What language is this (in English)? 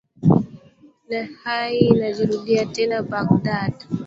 Swahili